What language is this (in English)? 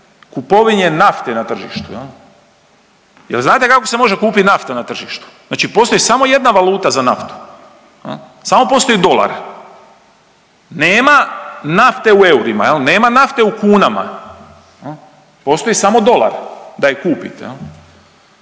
Croatian